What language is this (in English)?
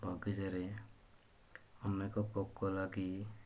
Odia